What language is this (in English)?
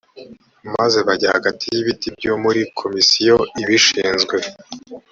Kinyarwanda